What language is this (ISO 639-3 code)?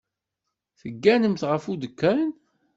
kab